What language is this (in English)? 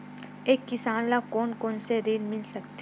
Chhattisgarhi